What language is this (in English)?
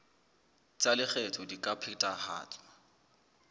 Southern Sotho